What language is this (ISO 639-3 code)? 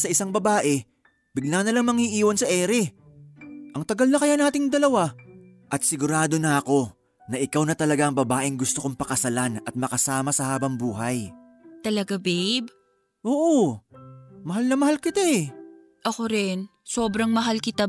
fil